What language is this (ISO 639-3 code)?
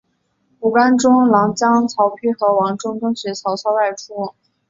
zho